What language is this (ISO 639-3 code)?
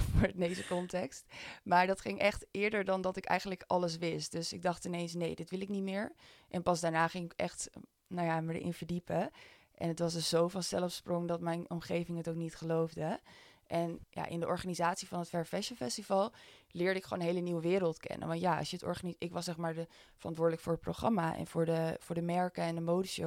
nld